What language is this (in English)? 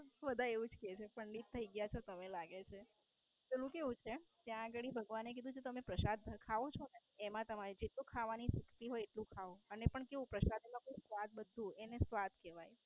Gujarati